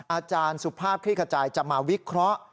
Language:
Thai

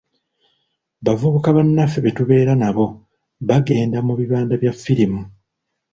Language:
Ganda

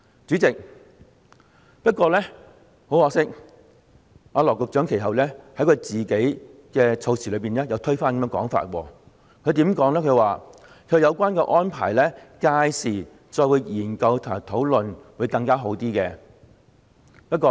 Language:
Cantonese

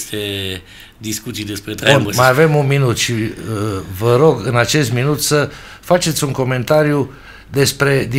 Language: Romanian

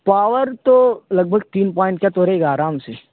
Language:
Urdu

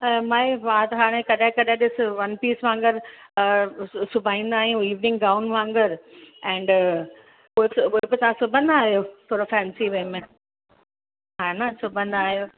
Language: Sindhi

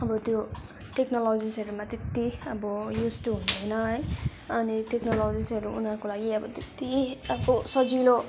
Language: Nepali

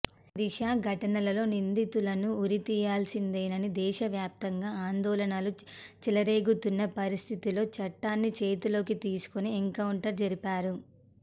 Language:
Telugu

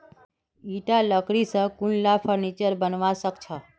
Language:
Magahi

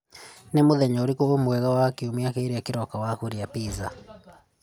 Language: Kikuyu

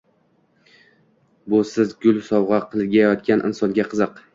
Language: Uzbek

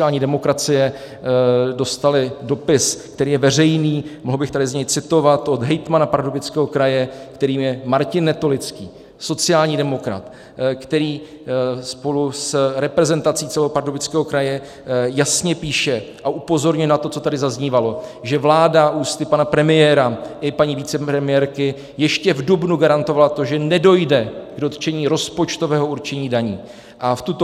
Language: Czech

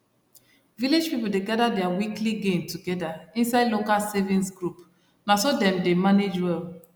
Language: Nigerian Pidgin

